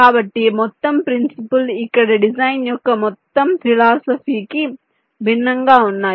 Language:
Telugu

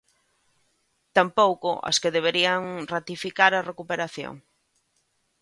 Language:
Galician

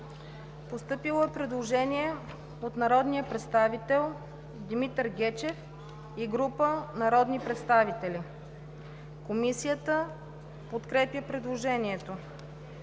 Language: Bulgarian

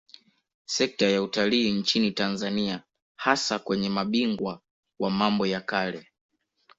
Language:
Swahili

